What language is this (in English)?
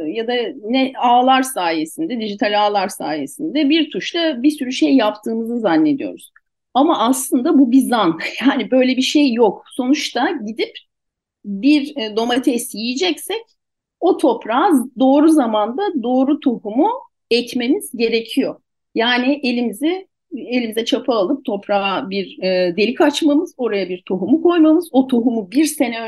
Turkish